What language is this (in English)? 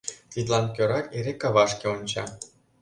Mari